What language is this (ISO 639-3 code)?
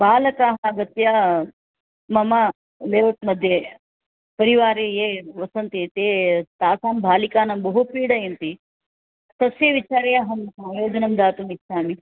san